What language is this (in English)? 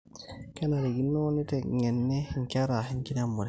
Masai